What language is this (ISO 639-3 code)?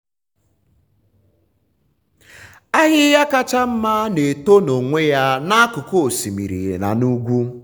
ibo